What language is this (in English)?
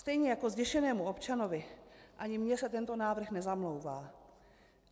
Czech